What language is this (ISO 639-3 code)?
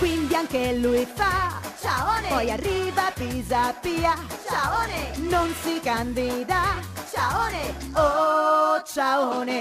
ita